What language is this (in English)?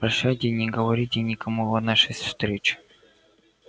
Russian